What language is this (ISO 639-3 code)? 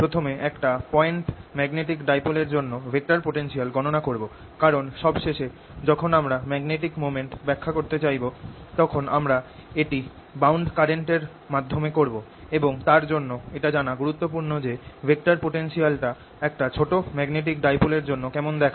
ben